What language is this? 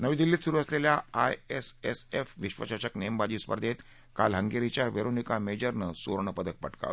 Marathi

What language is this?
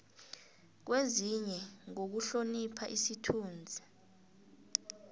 South Ndebele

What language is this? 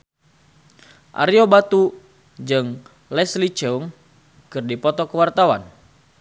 Sundanese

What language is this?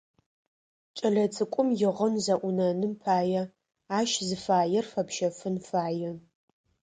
Adyghe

